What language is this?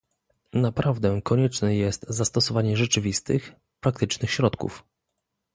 Polish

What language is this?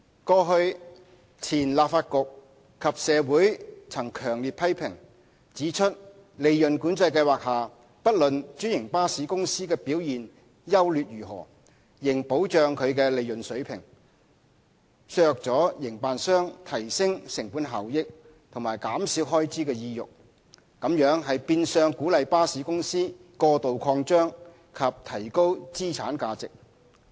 Cantonese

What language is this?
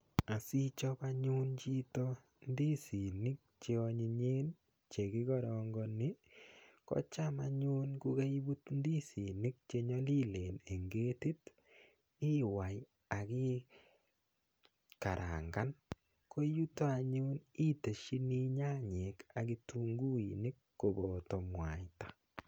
Kalenjin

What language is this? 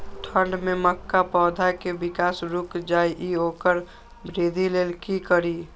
Maithili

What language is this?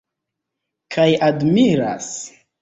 Esperanto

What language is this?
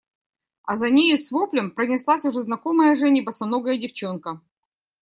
Russian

